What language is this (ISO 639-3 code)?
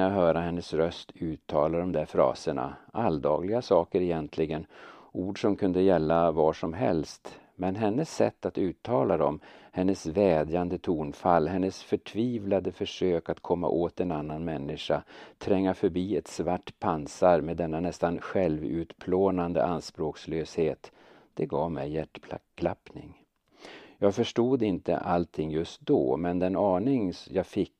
swe